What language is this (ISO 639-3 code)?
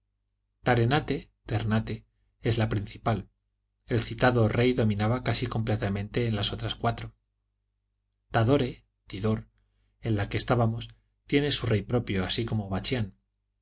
spa